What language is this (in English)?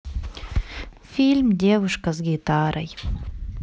Russian